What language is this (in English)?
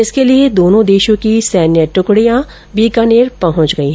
Hindi